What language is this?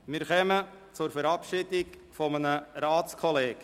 Swiss German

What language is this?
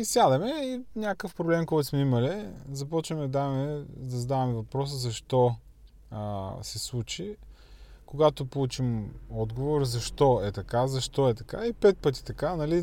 Bulgarian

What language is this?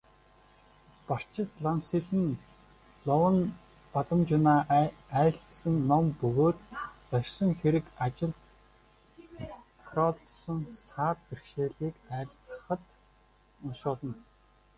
Mongolian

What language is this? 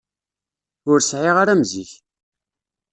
Kabyle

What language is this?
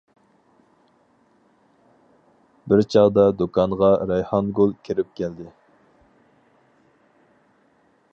Uyghur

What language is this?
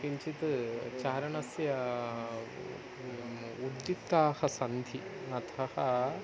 Sanskrit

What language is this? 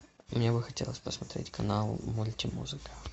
Russian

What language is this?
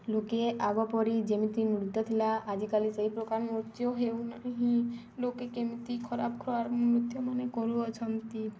Odia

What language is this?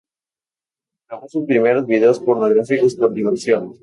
Spanish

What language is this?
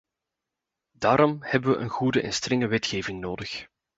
Dutch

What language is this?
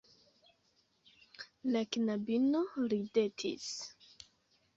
Esperanto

